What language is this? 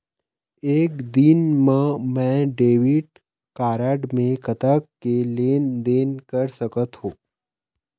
Chhattisgarhi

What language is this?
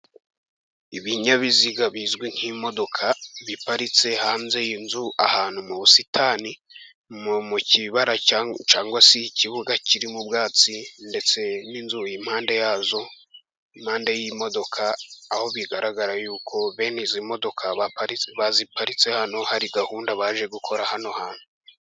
Kinyarwanda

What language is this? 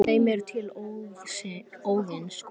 Icelandic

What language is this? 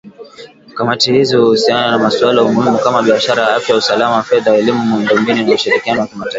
Swahili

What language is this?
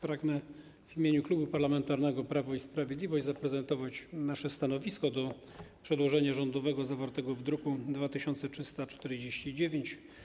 Polish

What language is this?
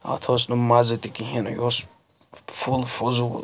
Kashmiri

